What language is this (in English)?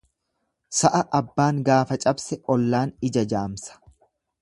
Oromo